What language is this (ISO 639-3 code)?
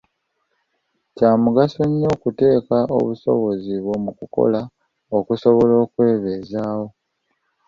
lug